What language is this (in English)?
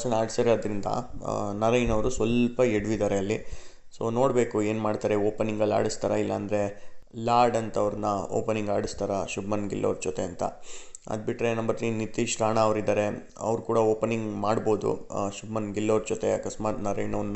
Kannada